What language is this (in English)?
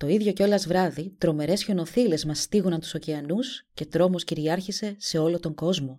Greek